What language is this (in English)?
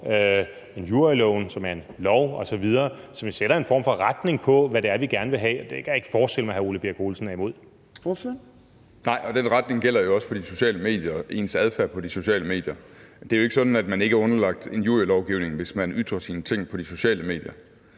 Danish